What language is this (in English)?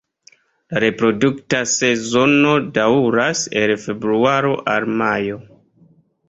Esperanto